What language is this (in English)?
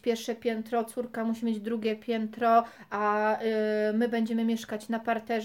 Polish